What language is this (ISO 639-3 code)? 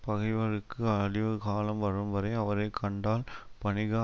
tam